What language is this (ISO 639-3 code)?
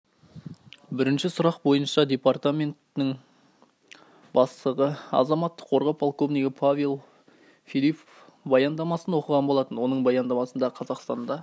kaz